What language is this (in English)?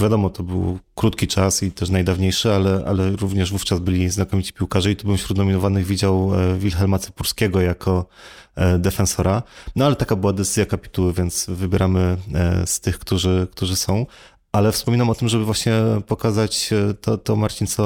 Polish